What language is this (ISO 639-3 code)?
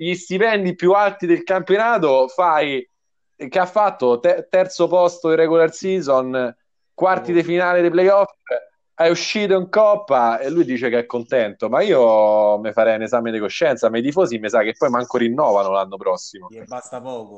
ita